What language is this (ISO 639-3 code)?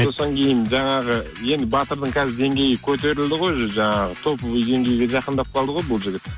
kaz